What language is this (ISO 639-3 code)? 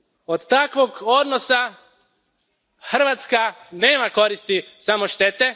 hrv